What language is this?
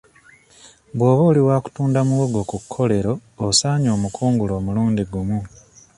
Ganda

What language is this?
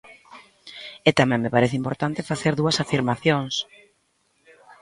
Galician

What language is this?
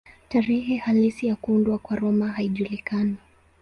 Swahili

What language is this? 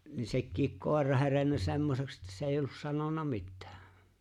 Finnish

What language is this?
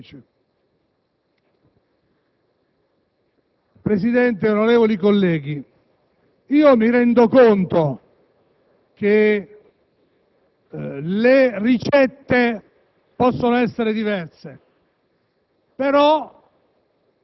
Italian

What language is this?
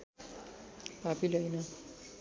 Nepali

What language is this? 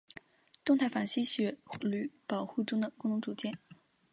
Chinese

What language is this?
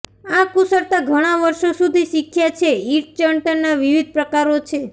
Gujarati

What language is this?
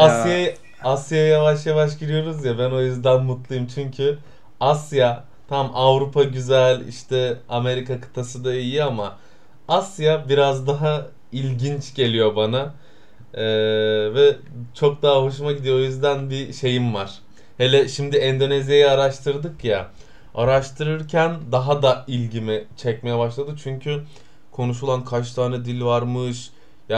Turkish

